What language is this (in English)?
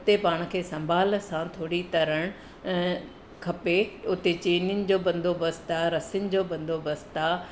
Sindhi